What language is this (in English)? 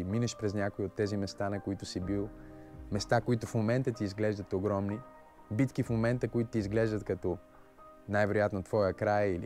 Bulgarian